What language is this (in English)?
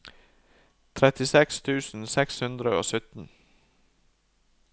Norwegian